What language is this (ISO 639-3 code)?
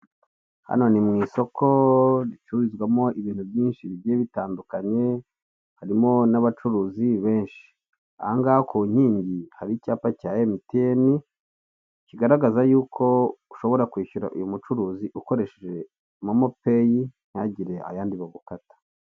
kin